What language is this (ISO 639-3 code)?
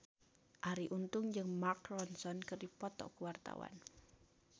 sun